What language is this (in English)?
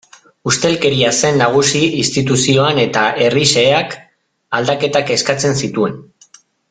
Basque